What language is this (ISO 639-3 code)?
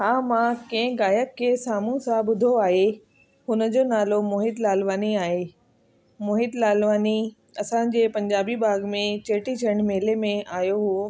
snd